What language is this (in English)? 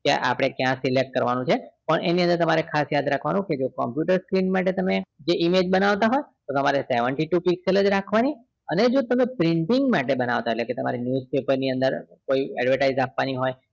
Gujarati